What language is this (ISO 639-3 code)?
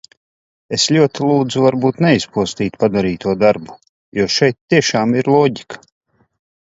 lav